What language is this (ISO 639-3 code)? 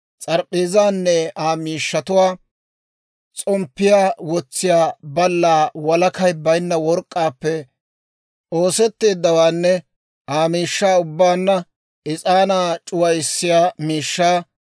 dwr